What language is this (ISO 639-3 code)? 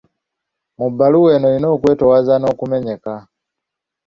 lug